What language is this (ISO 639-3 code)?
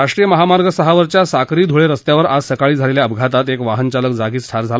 mar